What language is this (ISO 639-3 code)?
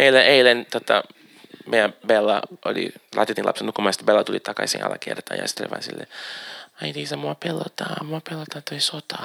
fin